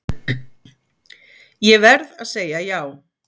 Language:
Icelandic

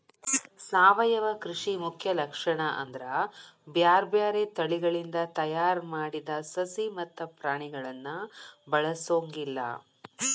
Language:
Kannada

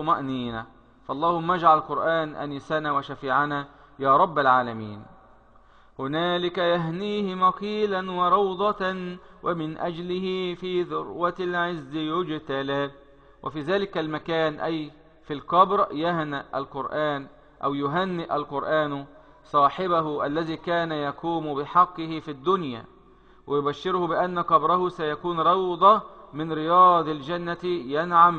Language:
Arabic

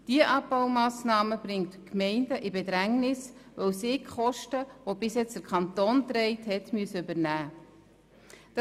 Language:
Swiss German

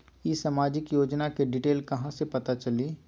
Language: Magahi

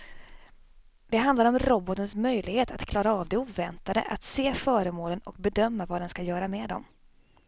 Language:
Swedish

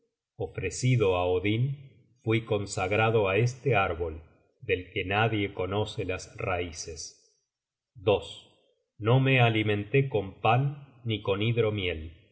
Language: Spanish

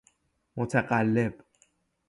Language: Persian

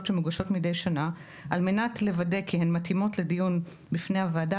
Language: Hebrew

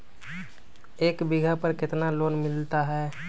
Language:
Magahi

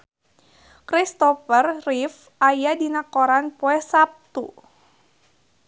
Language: Sundanese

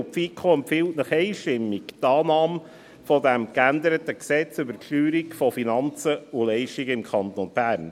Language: Swiss German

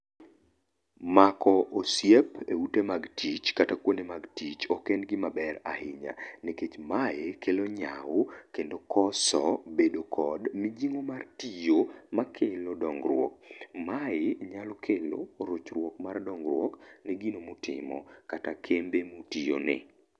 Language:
Luo (Kenya and Tanzania)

